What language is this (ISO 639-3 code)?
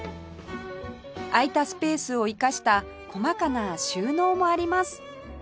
jpn